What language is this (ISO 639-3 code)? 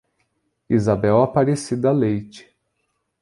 por